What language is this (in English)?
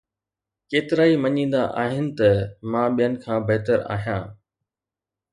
Sindhi